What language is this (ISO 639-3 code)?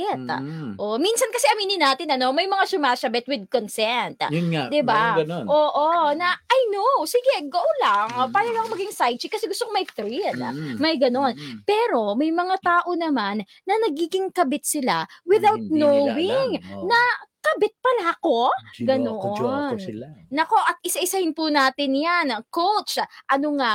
fil